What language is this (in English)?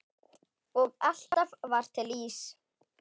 Icelandic